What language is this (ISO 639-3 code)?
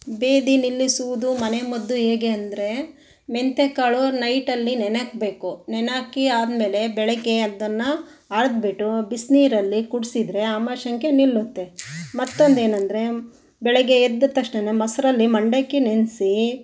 kan